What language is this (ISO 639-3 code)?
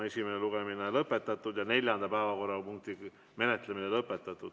est